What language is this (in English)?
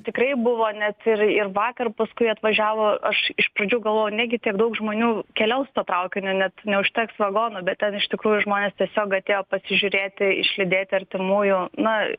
Lithuanian